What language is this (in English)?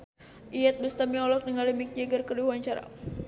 Sundanese